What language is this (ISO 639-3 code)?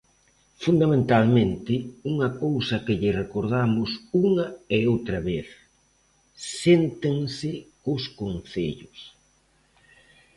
glg